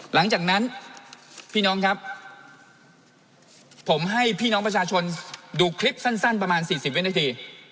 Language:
Thai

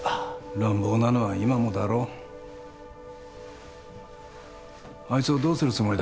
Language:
Japanese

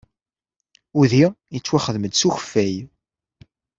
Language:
Kabyle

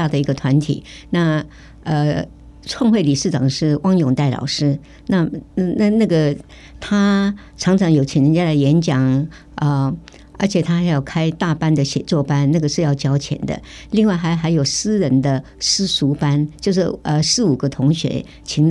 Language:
Chinese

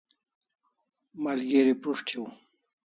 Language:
Kalasha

